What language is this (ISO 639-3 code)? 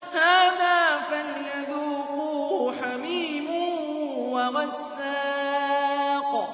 ara